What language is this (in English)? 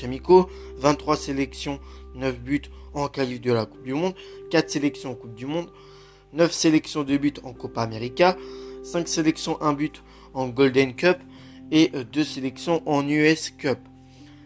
French